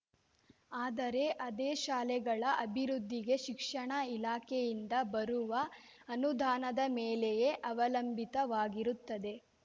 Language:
Kannada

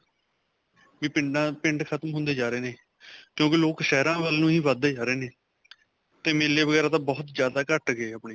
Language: Punjabi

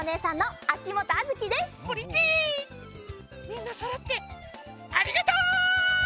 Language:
Japanese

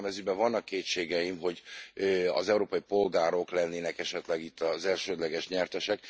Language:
Hungarian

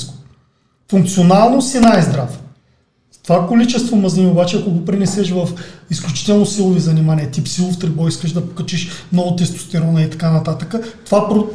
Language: Bulgarian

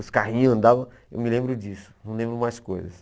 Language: Portuguese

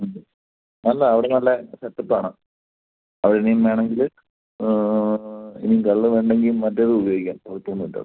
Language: Malayalam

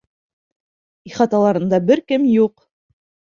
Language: Bashkir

